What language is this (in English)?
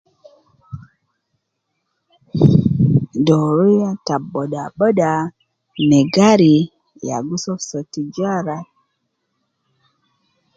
Nubi